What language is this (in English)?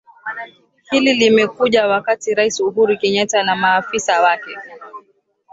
Swahili